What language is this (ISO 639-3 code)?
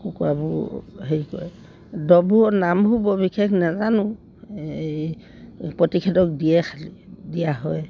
asm